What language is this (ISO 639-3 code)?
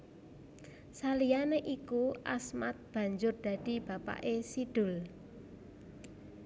jav